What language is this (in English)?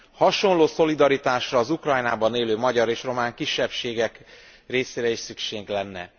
Hungarian